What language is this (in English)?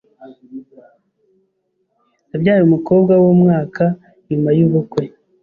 Kinyarwanda